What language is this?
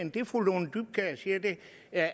Danish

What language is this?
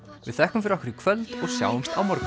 Icelandic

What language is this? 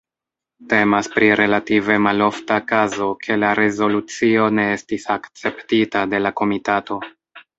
Esperanto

